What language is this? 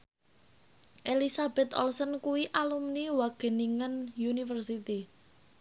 Javanese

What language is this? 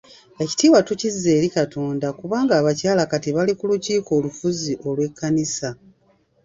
Ganda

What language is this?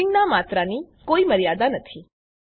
Gujarati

